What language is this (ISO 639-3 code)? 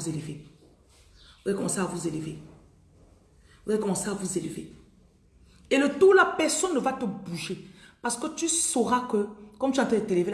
fra